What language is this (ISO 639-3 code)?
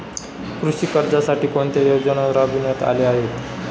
mar